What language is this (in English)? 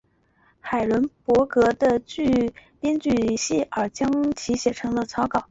Chinese